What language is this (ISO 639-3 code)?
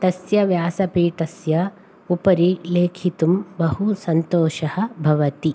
san